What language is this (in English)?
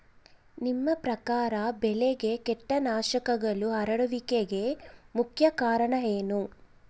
Kannada